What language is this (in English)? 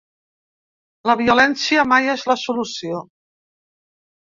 Catalan